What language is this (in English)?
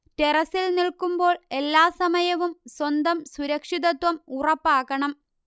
Malayalam